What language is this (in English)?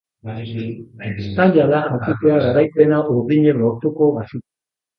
Basque